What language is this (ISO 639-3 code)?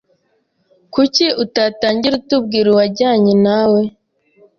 kin